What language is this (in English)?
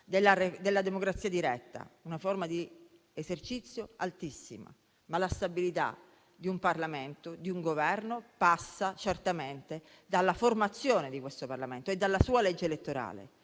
Italian